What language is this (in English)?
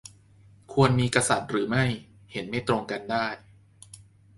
Thai